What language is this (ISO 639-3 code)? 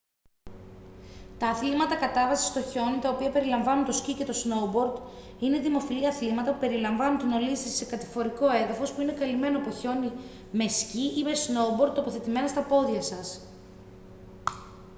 ell